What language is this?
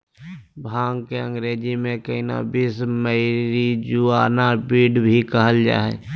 Magahi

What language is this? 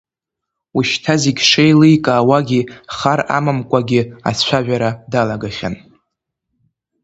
Abkhazian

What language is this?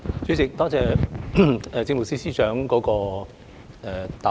Cantonese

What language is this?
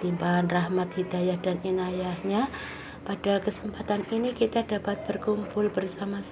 Indonesian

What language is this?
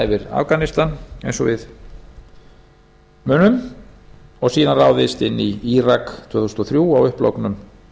Icelandic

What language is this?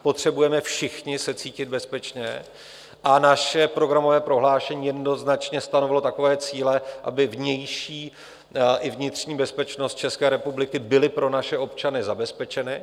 Czech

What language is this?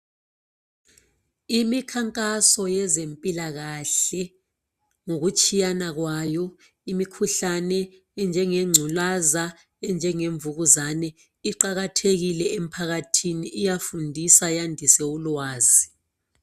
North Ndebele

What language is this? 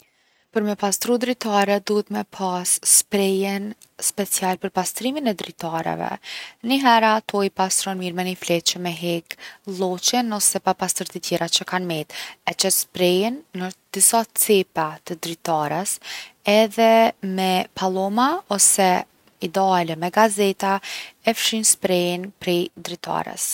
Gheg Albanian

